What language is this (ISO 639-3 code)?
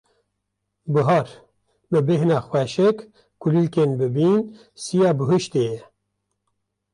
kur